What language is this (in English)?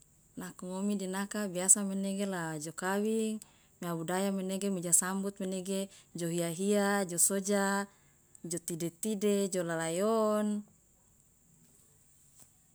Loloda